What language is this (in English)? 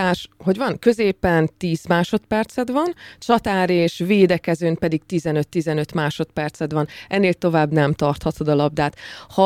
Hungarian